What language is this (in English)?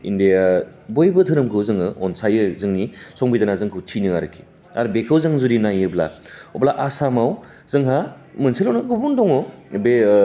Bodo